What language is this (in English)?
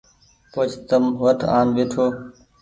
Goaria